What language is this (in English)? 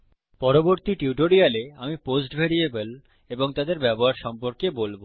Bangla